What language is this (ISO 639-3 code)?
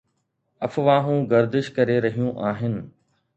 snd